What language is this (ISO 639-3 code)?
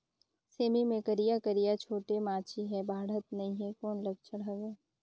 hne